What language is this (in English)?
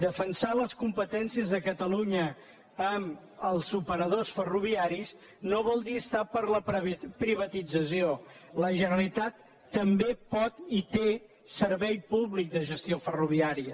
Catalan